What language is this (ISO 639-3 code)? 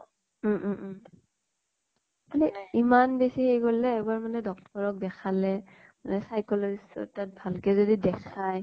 asm